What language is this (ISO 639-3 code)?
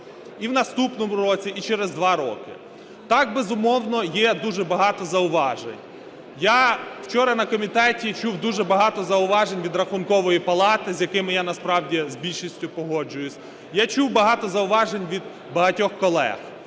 ukr